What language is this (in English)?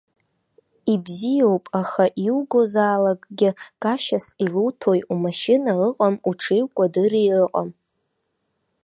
Abkhazian